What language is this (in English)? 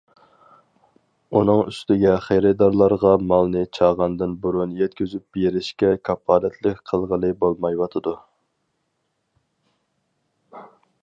Uyghur